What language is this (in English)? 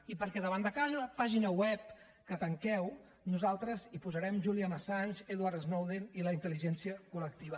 Catalan